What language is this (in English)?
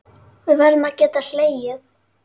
Icelandic